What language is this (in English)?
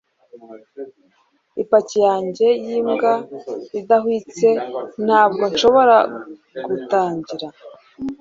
Kinyarwanda